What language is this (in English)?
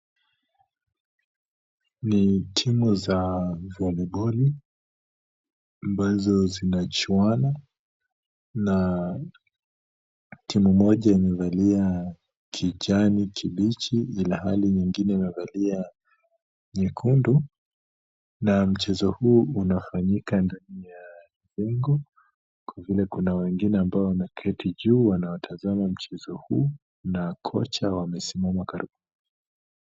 Swahili